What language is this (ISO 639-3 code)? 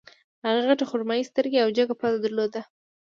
pus